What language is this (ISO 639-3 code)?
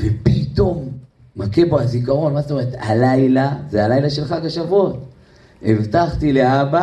heb